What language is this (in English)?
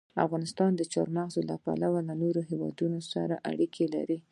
Pashto